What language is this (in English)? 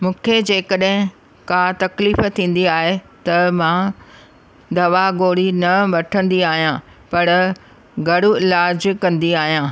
Sindhi